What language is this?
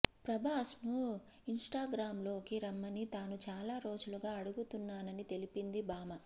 Telugu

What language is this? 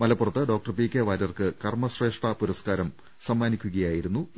Malayalam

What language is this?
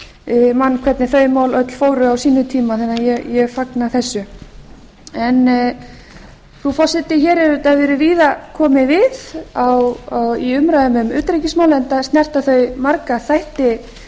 Icelandic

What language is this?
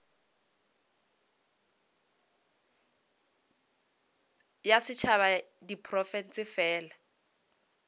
Northern Sotho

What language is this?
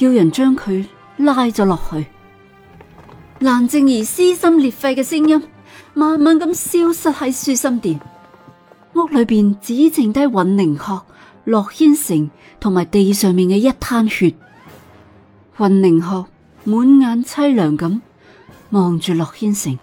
Chinese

